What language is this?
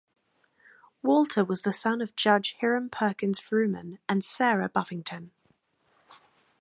English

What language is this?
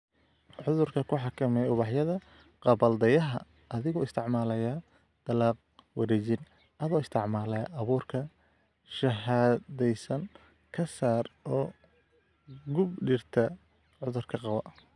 Somali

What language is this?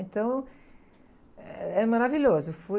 Portuguese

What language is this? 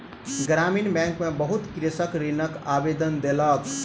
Maithili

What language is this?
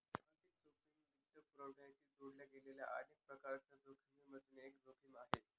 Marathi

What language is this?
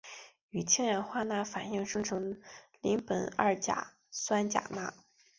Chinese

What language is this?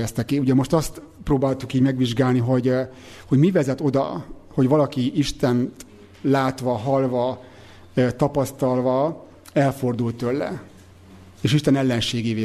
Hungarian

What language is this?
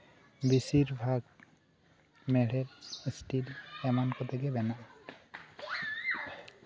Santali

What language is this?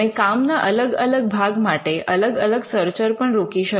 Gujarati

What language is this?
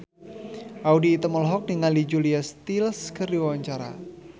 Sundanese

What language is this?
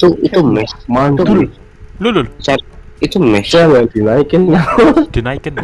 Indonesian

